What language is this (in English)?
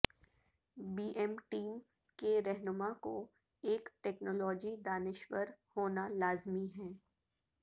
Urdu